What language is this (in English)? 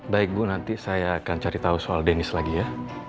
Indonesian